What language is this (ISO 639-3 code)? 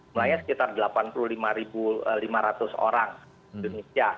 ind